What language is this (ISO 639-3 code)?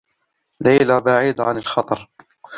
ara